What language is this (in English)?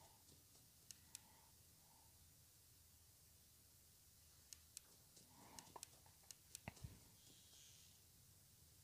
Polish